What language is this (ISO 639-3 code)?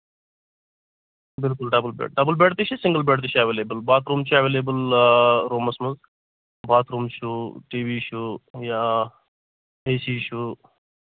kas